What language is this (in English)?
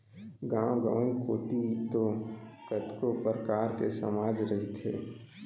Chhattisgarhi